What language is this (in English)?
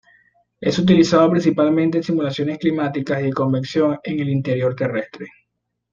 Spanish